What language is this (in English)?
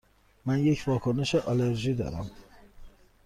Persian